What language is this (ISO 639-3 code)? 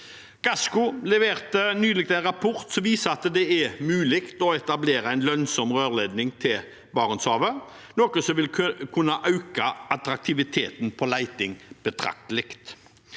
nor